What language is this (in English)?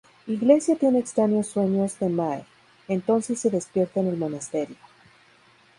Spanish